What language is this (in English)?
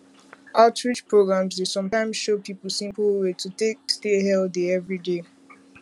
Nigerian Pidgin